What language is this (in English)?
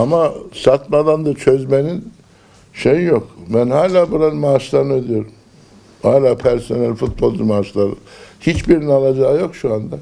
Turkish